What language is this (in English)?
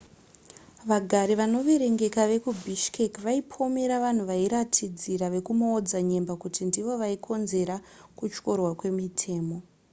Shona